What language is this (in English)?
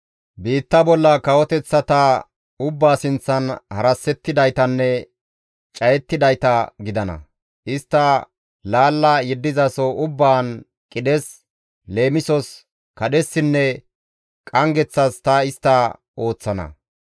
Gamo